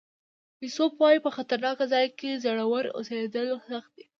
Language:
Pashto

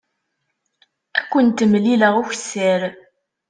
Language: Kabyle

